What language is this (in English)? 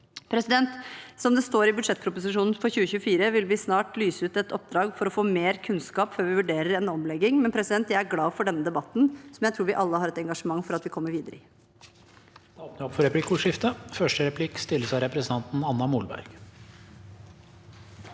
Norwegian